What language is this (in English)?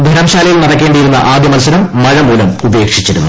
Malayalam